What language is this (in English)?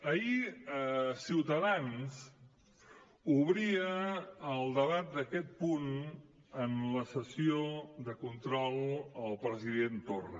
Catalan